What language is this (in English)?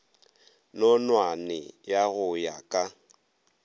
Northern Sotho